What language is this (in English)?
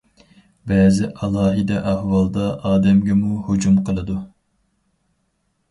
Uyghur